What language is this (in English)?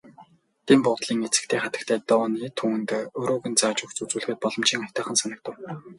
Mongolian